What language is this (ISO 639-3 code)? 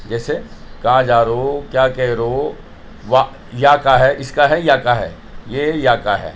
urd